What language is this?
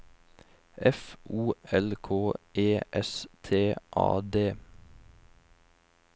Norwegian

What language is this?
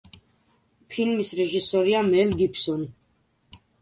Georgian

